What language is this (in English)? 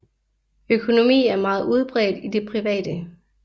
Danish